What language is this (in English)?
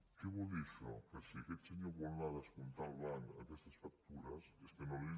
Catalan